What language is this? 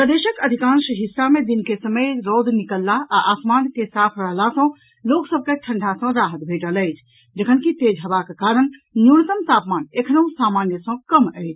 Maithili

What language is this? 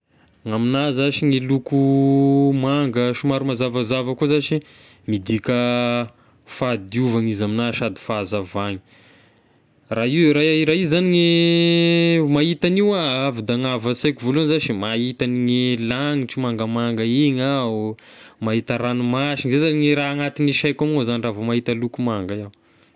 Tesaka Malagasy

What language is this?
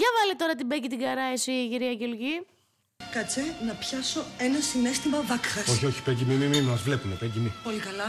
Greek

